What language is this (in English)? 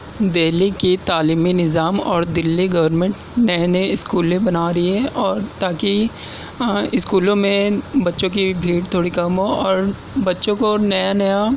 Urdu